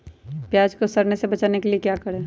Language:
Magahi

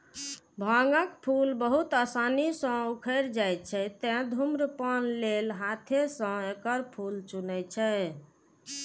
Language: Maithili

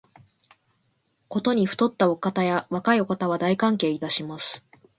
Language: Japanese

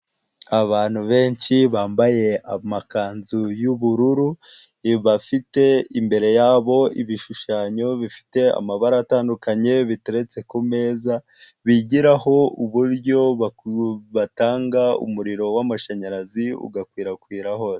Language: Kinyarwanda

